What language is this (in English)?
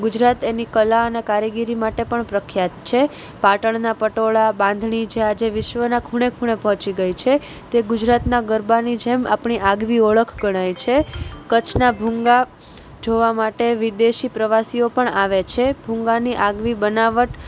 Gujarati